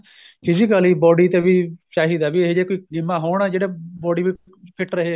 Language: Punjabi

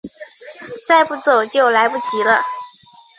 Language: Chinese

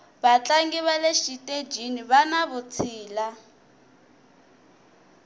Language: Tsonga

